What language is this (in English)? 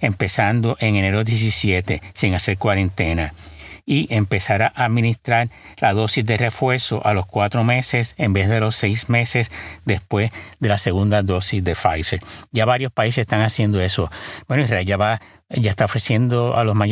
Spanish